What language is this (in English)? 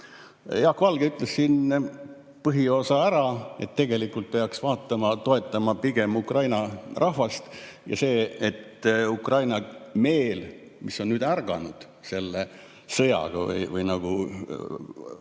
Estonian